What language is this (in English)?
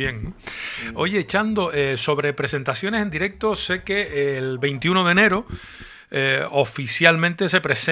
Spanish